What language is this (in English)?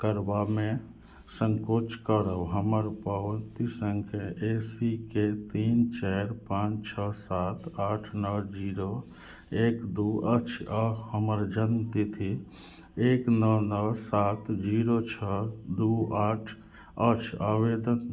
Maithili